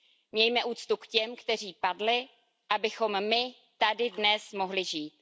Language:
Czech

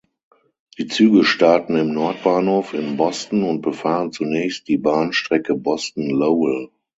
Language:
German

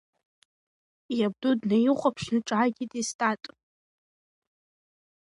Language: Abkhazian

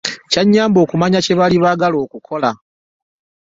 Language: Ganda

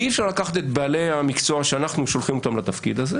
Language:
Hebrew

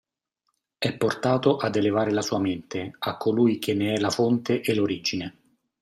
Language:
Italian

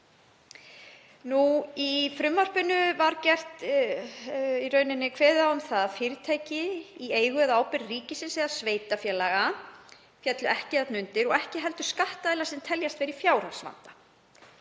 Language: Icelandic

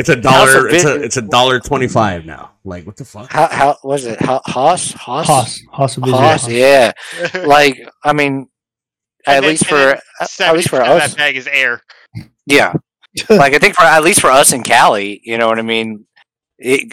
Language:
English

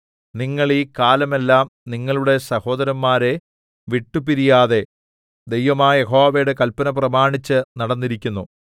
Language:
Malayalam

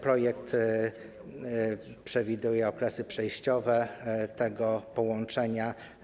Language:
Polish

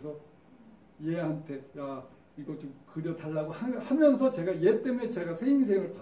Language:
Korean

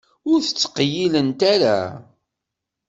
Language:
Kabyle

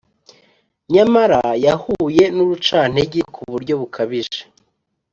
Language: Kinyarwanda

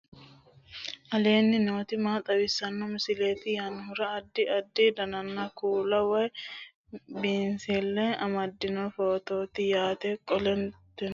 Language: Sidamo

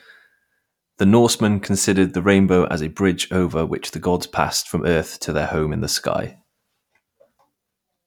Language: English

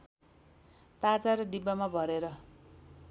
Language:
Nepali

